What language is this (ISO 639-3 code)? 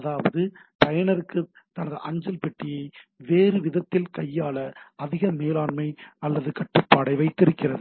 tam